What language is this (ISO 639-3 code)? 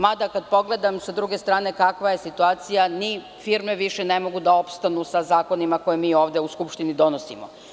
srp